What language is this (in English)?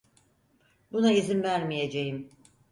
Turkish